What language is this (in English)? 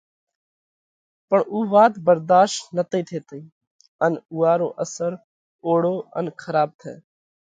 Parkari Koli